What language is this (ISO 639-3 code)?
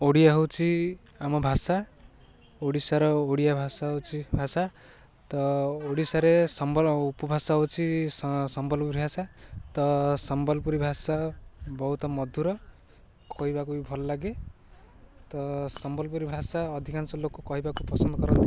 ori